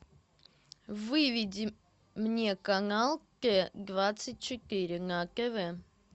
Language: Russian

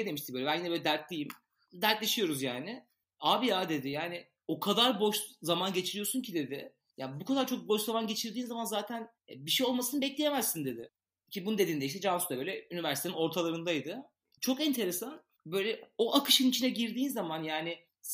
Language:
Turkish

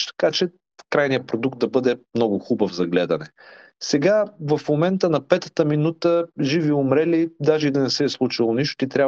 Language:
Bulgarian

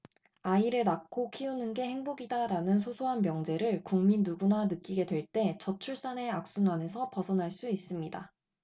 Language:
Korean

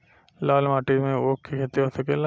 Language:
Bhojpuri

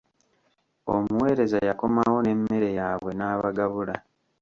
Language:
Ganda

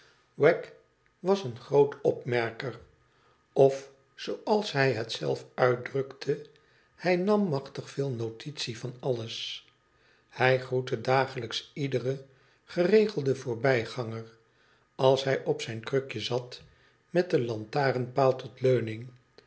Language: Dutch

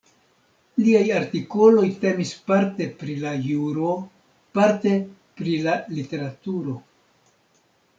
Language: Esperanto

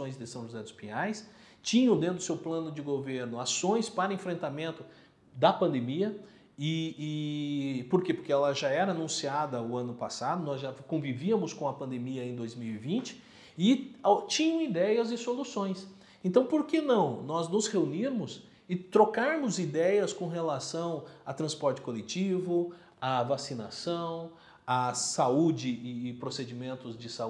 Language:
Portuguese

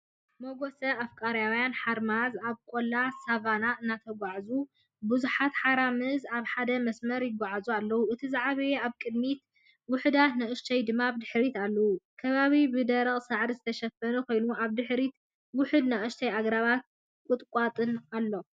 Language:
Tigrinya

